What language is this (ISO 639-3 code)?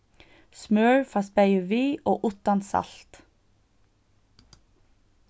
fao